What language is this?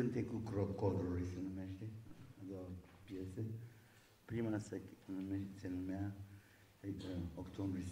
Romanian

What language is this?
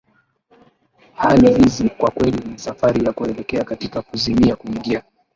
Swahili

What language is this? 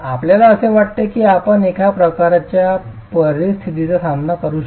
Marathi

